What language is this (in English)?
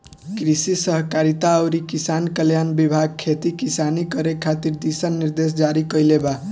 Bhojpuri